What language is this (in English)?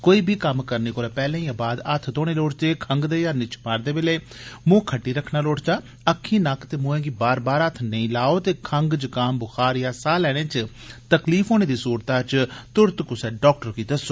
Dogri